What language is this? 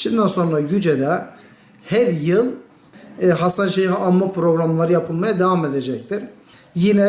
Turkish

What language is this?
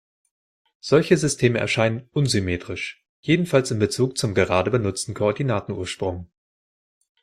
German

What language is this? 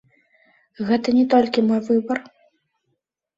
Belarusian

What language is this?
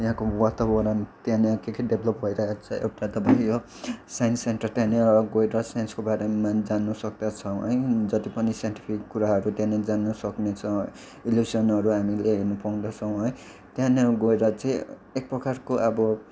Nepali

